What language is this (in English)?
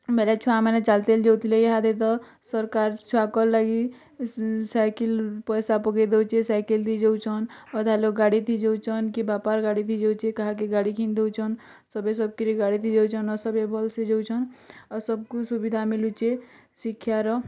Odia